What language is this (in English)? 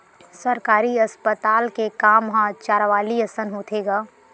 Chhattisgarhi